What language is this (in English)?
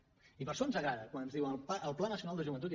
Catalan